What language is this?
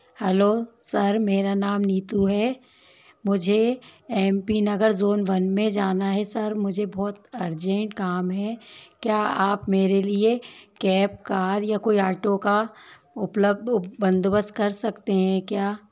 Hindi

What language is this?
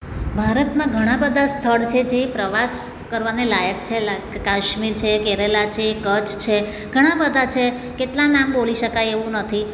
Gujarati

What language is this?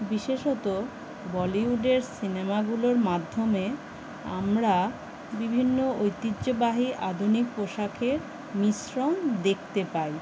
Bangla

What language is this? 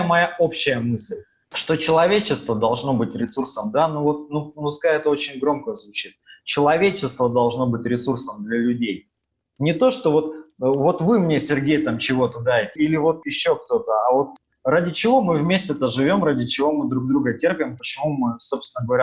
Russian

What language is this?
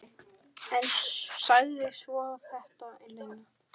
Icelandic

